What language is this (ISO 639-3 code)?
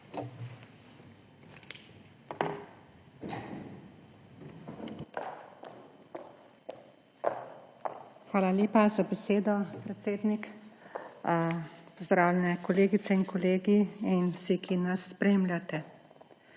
slv